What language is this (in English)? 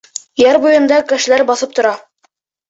Bashkir